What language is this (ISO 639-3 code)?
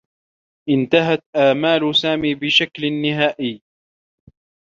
ara